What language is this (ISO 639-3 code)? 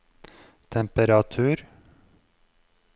nor